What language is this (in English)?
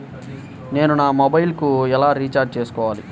Telugu